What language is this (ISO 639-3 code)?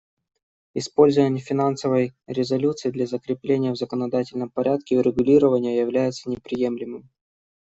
rus